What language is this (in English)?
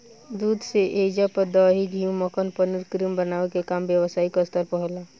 Bhojpuri